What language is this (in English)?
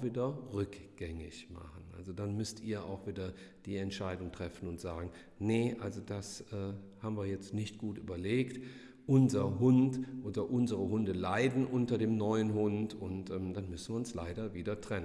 German